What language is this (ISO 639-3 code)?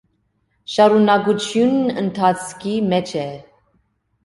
hye